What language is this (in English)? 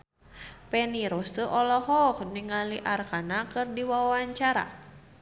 Sundanese